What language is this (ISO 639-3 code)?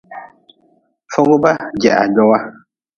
nmz